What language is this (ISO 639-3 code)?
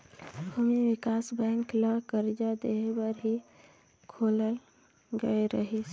hne